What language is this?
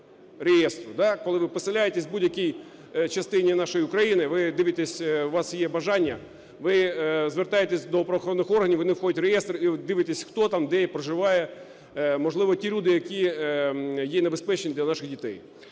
Ukrainian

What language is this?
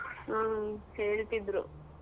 Kannada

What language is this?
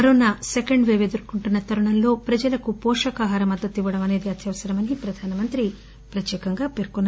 Telugu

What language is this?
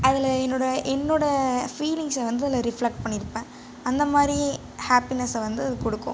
Tamil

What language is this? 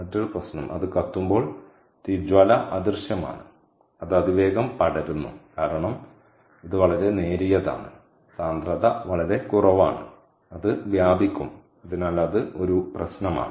Malayalam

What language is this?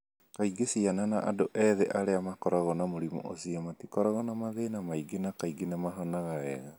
Kikuyu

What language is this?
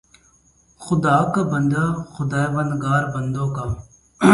Urdu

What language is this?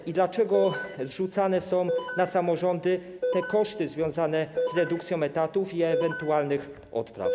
Polish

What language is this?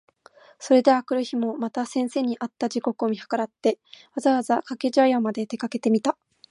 Japanese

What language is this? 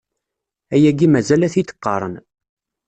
Kabyle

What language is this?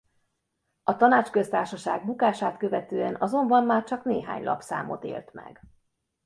Hungarian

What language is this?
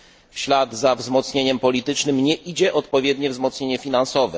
Polish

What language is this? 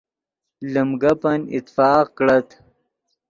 Yidgha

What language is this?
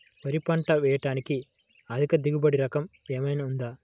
Telugu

